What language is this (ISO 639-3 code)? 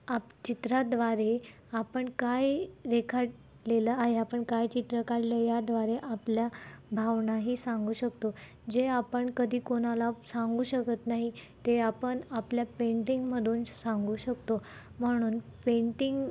mar